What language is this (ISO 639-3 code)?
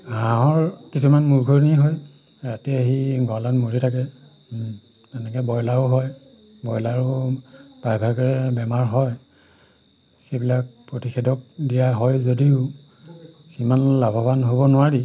asm